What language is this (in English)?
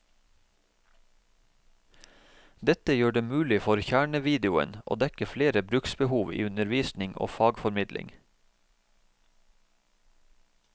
Norwegian